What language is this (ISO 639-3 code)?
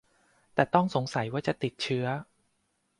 tha